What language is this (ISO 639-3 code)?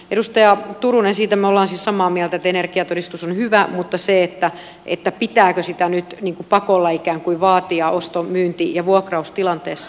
fin